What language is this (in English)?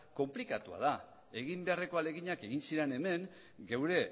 Basque